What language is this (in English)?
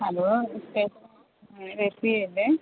Malayalam